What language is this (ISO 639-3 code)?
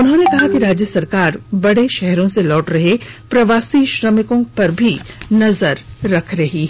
hin